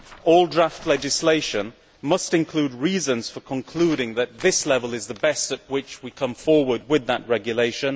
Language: English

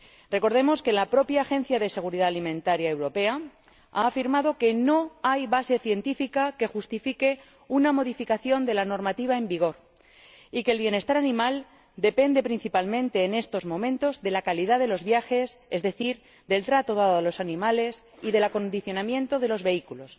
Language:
Spanish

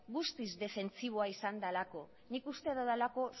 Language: Basque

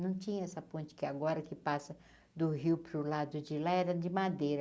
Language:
Portuguese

